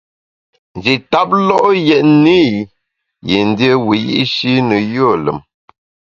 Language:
Bamun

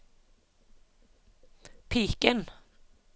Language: Norwegian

